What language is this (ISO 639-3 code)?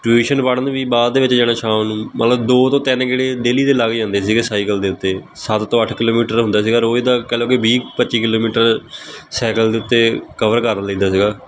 pan